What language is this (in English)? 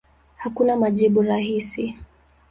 Swahili